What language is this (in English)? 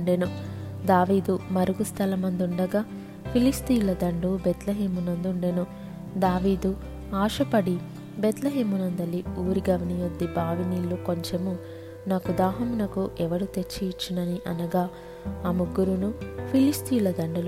Telugu